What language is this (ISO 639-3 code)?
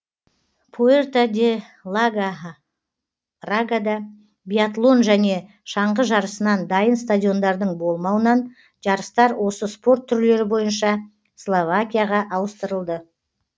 kaz